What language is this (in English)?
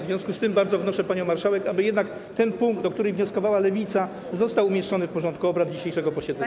Polish